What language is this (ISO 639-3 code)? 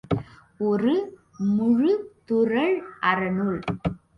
tam